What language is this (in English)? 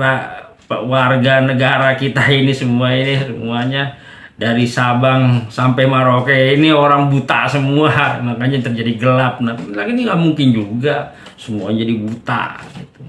Indonesian